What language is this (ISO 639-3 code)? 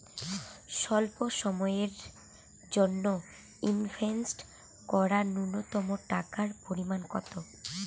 ben